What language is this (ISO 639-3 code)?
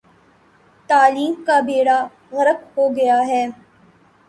urd